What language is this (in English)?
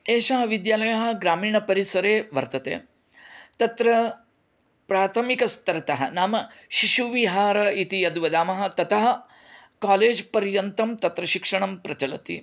Sanskrit